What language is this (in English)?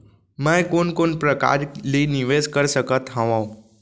Chhattisgarhi